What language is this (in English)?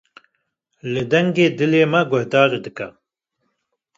Kurdish